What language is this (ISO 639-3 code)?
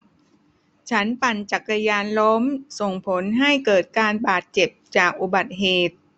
tha